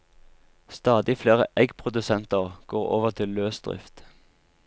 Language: Norwegian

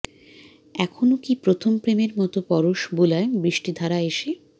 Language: Bangla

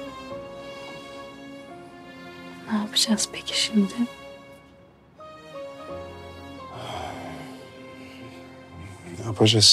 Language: Turkish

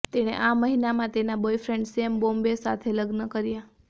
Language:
Gujarati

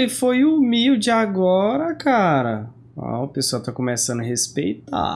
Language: Portuguese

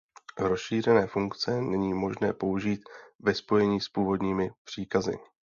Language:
Czech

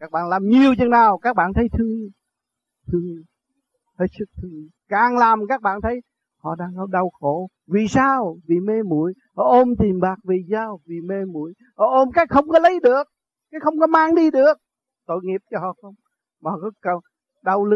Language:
Vietnamese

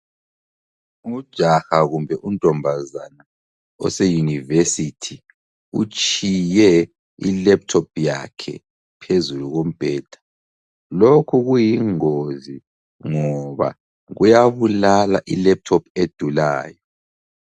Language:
North Ndebele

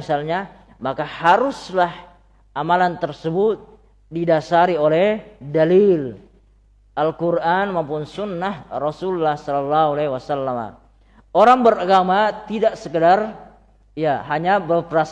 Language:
Indonesian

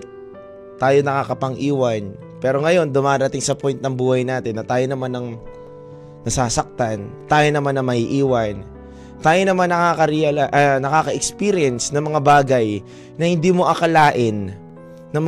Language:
Filipino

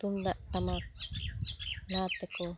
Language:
Santali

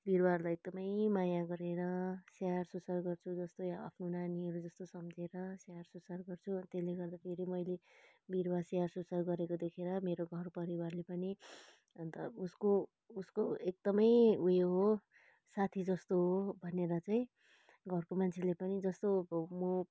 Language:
Nepali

